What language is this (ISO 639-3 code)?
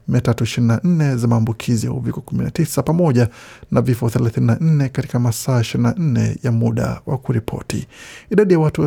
swa